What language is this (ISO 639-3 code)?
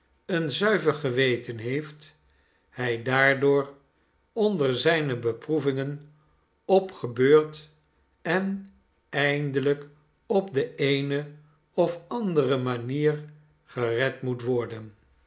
nld